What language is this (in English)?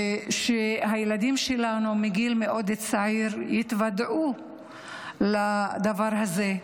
Hebrew